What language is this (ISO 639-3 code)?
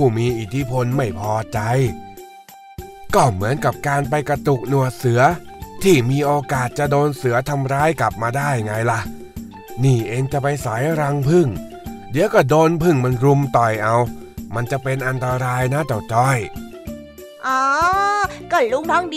tha